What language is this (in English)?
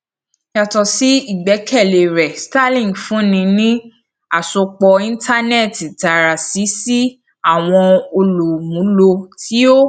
Yoruba